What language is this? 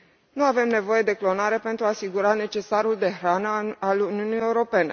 Romanian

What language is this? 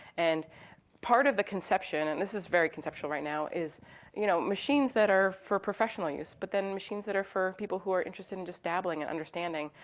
English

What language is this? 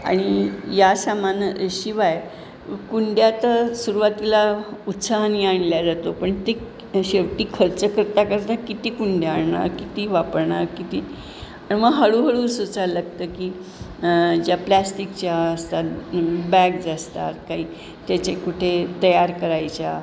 Marathi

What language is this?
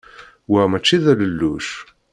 Kabyle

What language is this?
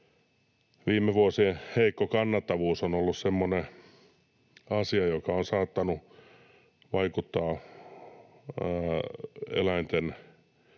Finnish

